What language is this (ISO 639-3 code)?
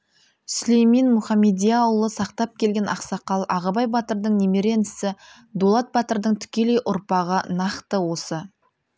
kaz